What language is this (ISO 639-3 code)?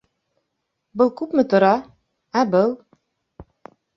bak